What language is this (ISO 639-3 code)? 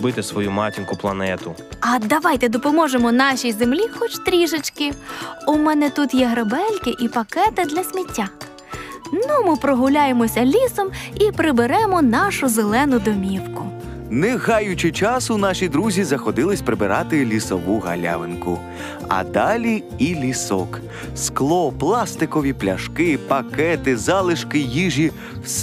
ukr